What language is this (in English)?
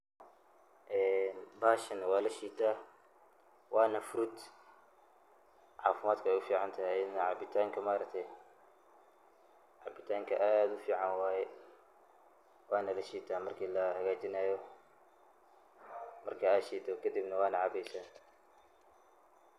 Somali